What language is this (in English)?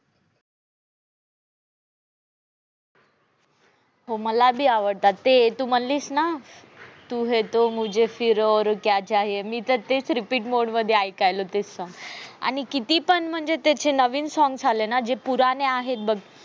Marathi